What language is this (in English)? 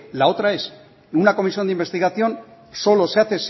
Spanish